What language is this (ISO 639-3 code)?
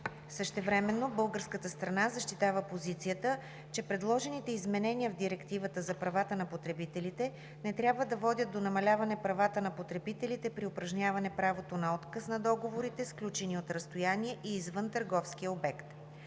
bul